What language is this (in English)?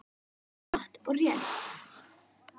Icelandic